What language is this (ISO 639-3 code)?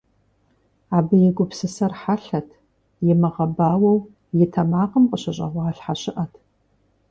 kbd